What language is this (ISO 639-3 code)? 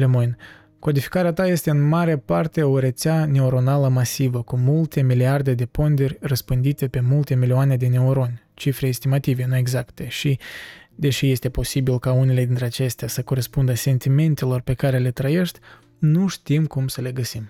ron